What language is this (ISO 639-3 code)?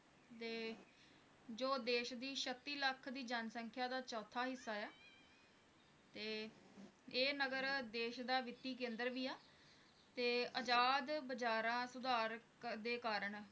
pan